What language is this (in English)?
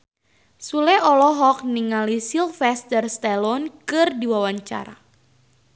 Sundanese